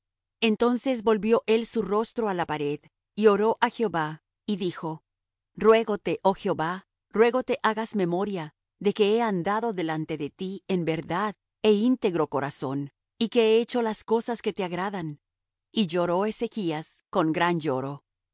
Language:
Spanish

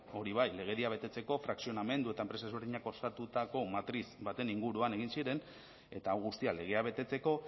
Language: Basque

